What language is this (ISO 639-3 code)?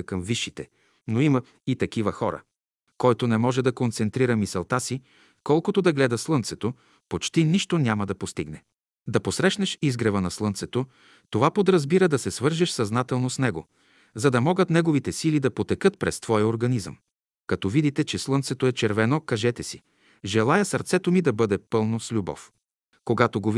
bul